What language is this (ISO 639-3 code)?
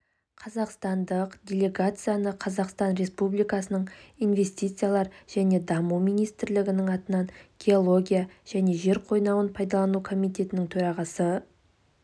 kaz